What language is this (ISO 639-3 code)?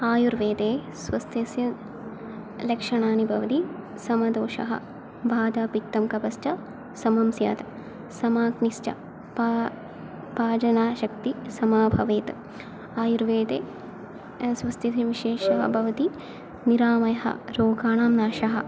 san